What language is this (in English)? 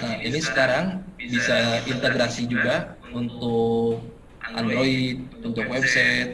Indonesian